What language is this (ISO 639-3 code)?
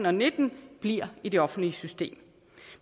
dan